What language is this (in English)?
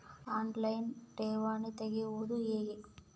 Kannada